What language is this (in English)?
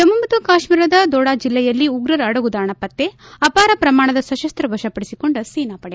Kannada